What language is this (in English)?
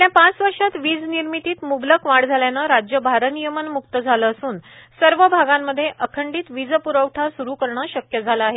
Marathi